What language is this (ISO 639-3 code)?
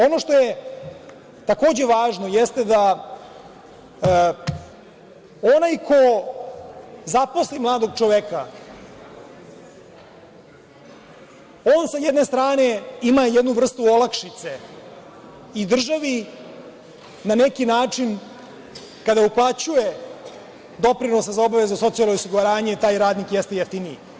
srp